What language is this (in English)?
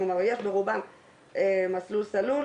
Hebrew